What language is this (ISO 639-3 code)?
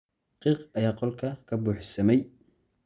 som